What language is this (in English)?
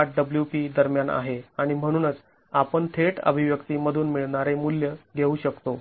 Marathi